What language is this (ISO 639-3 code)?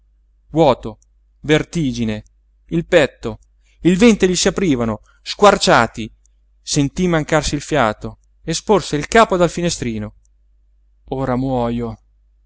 ita